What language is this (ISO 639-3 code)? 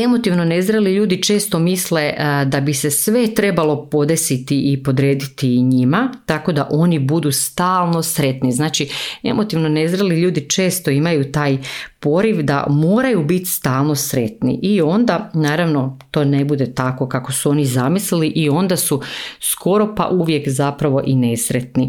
hrv